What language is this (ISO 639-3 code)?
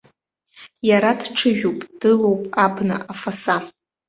abk